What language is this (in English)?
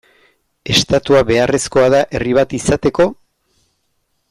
Basque